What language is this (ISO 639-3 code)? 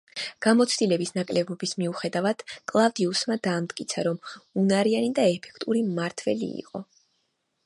kat